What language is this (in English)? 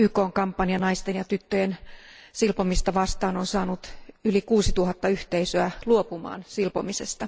Finnish